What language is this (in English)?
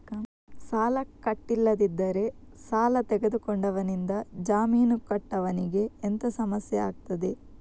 Kannada